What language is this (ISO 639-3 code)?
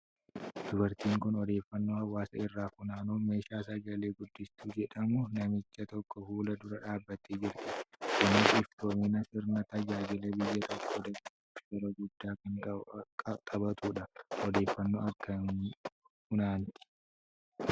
orm